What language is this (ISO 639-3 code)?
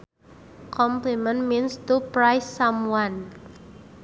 sun